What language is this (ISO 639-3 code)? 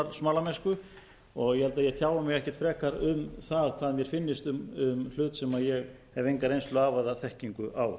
isl